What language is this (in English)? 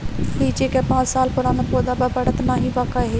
Bhojpuri